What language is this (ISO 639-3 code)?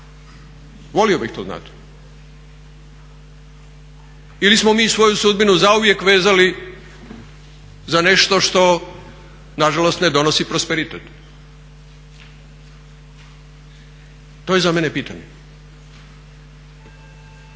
hrv